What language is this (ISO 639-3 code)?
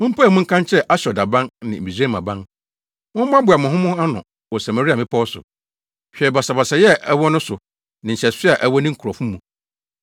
aka